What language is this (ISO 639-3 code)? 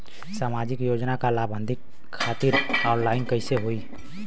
bho